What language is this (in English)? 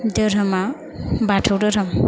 Bodo